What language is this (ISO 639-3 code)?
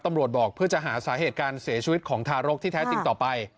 tha